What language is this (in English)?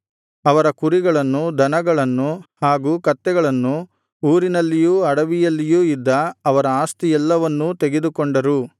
Kannada